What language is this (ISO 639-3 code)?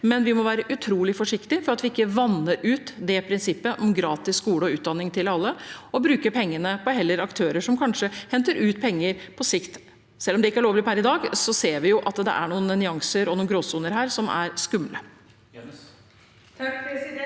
nor